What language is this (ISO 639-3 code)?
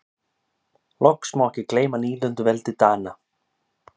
isl